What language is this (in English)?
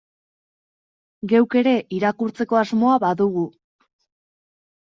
Basque